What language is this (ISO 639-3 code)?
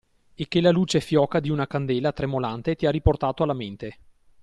ita